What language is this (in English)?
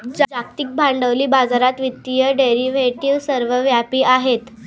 Marathi